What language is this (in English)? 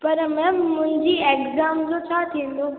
Sindhi